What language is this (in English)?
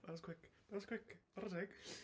Welsh